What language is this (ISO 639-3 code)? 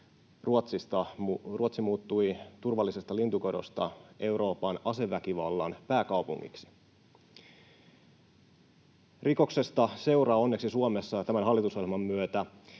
fin